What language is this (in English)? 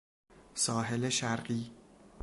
Persian